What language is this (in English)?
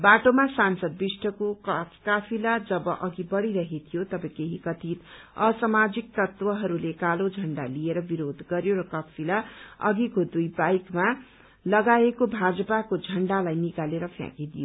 Nepali